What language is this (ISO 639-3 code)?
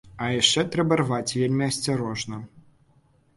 bel